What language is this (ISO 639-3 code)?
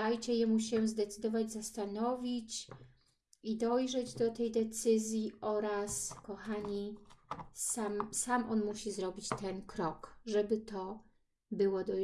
pol